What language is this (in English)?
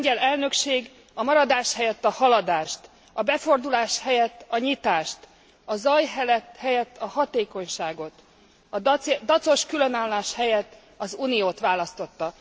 Hungarian